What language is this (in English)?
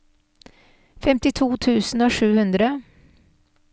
Norwegian